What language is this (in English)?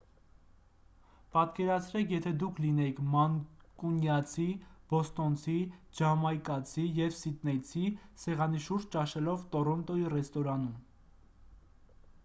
Armenian